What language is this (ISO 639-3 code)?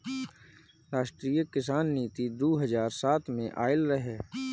bho